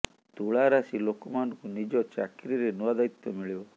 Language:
Odia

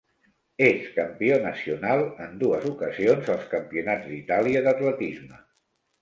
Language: Catalan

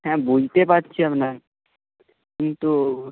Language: Bangla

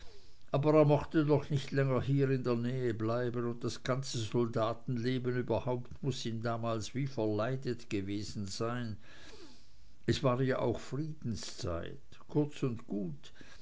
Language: German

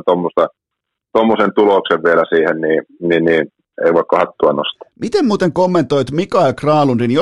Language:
Finnish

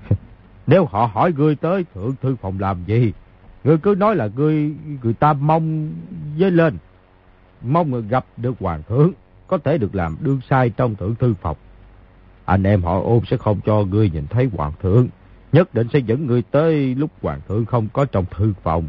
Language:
Vietnamese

